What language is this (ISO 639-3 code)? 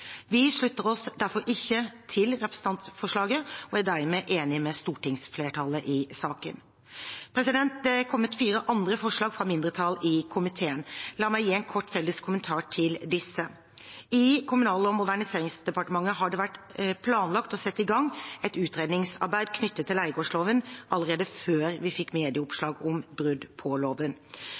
nob